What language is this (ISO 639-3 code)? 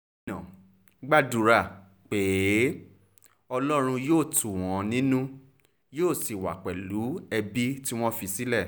yor